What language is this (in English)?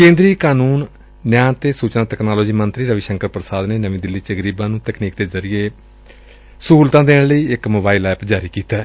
Punjabi